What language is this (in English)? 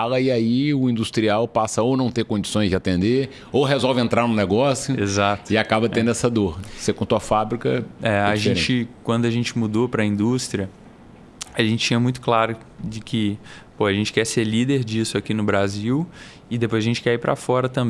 Portuguese